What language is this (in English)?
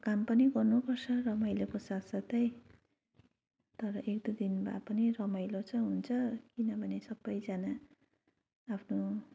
Nepali